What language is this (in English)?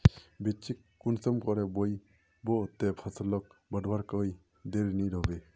Magahi